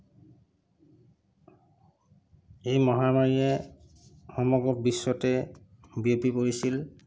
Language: Assamese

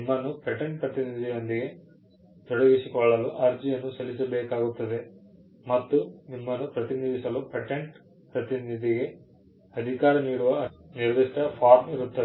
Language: Kannada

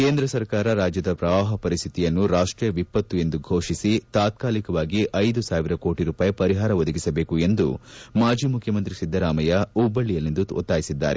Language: Kannada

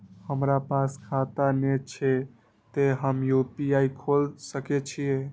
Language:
Maithili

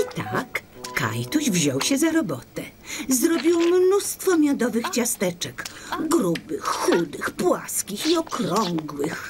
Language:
Polish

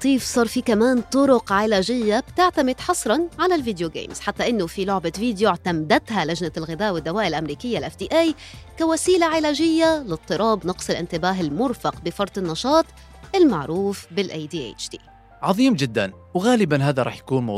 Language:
Arabic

